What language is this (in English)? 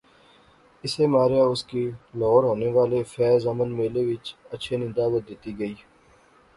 Pahari-Potwari